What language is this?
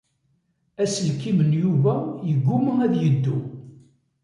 Kabyle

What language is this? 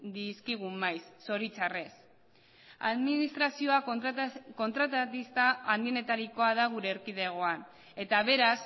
Basque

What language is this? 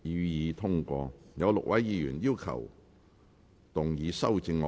Cantonese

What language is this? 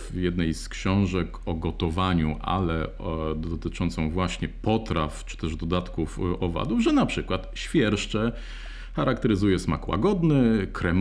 Polish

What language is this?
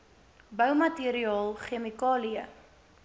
Afrikaans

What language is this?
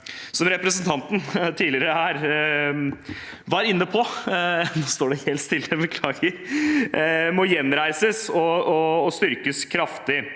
Norwegian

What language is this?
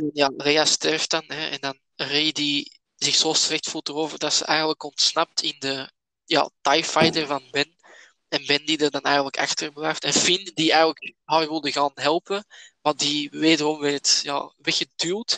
Dutch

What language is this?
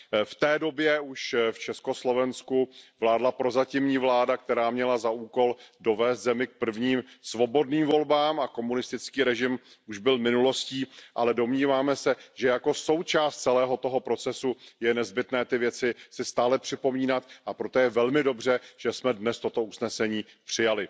Czech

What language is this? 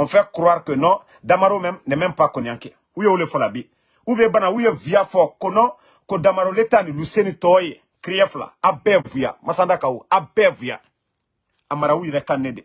French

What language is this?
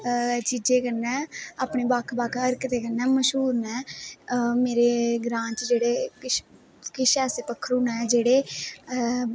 Dogri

